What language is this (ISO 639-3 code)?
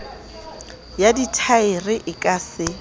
sot